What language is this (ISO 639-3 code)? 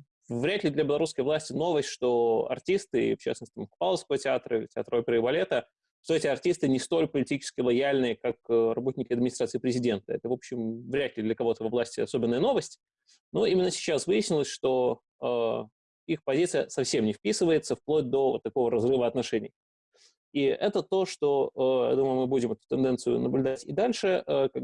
rus